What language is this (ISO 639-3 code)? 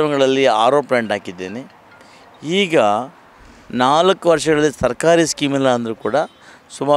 hin